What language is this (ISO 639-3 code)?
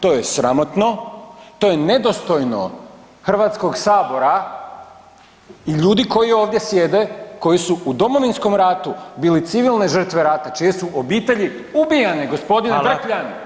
hrv